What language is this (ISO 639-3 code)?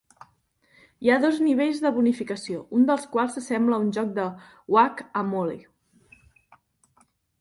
cat